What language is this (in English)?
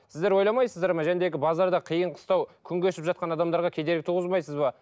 Kazakh